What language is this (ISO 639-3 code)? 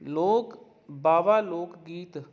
pan